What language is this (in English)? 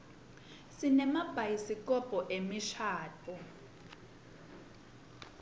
Swati